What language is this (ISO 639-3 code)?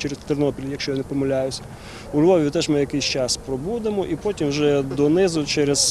ukr